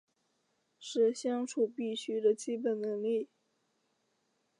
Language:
Chinese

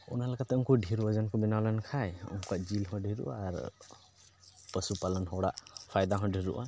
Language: Santali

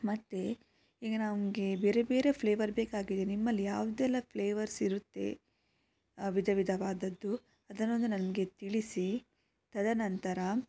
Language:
Kannada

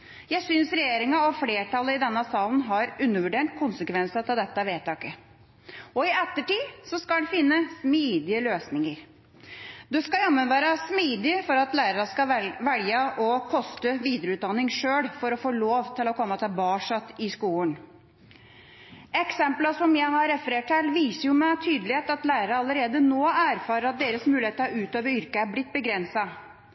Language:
Norwegian Bokmål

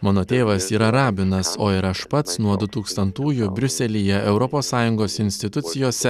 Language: Lithuanian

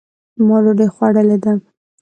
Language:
Pashto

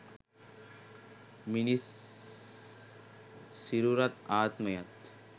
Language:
Sinhala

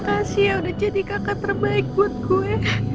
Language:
Indonesian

